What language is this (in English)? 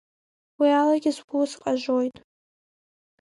Abkhazian